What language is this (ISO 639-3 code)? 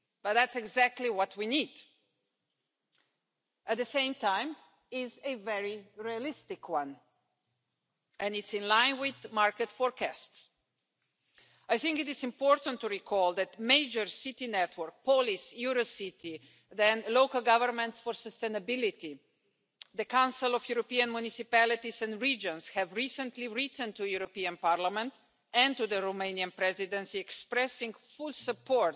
eng